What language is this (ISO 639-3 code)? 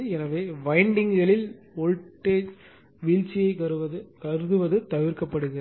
tam